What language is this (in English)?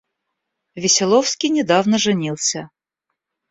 Russian